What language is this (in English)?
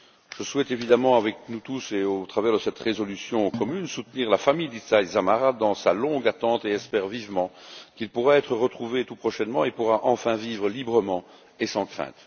French